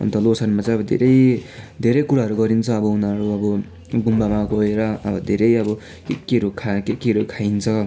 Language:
Nepali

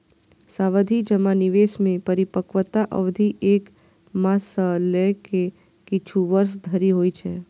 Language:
Maithili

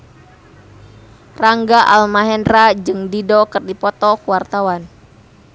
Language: Sundanese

